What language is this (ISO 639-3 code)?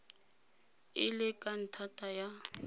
tsn